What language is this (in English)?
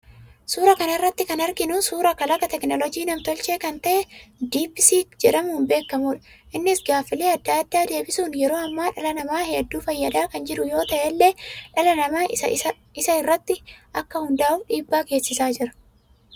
Oromo